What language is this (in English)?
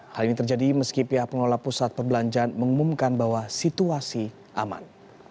Indonesian